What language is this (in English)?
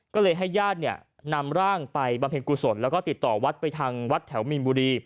Thai